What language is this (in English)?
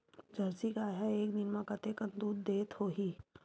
Chhattisgarhi